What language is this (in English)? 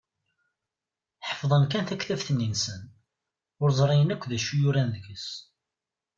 Kabyle